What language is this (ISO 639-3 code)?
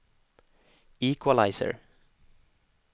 swe